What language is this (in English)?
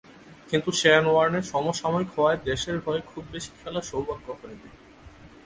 Bangla